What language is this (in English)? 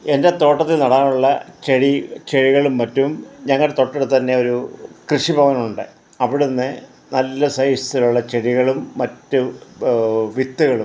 Malayalam